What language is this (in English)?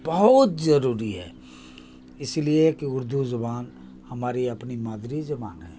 Urdu